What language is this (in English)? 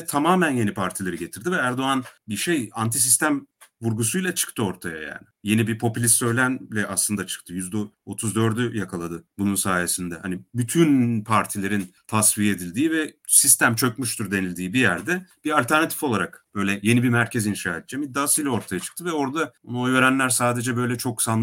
Turkish